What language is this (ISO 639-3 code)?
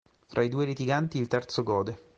ita